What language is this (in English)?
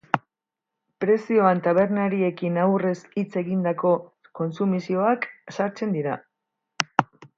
Basque